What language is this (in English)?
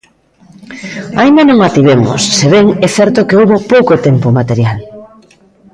Galician